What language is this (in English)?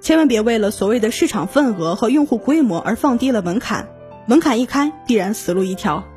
Chinese